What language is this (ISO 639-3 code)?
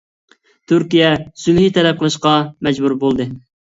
uig